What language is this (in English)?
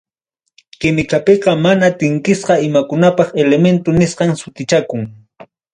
Ayacucho Quechua